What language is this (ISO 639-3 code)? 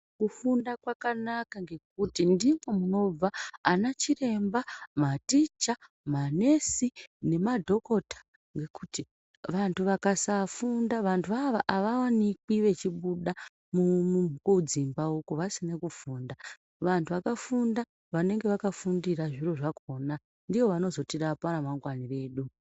ndc